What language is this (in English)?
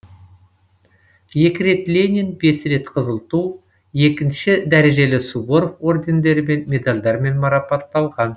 Kazakh